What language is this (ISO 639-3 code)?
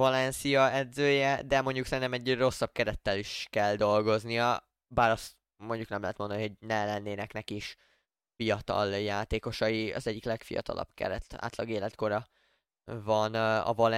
hun